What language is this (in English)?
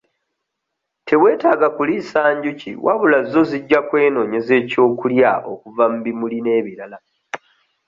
Ganda